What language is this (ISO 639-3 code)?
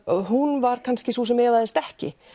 isl